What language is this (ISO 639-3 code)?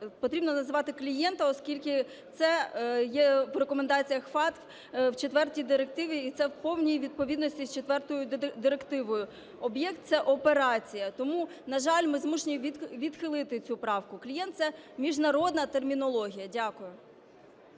ukr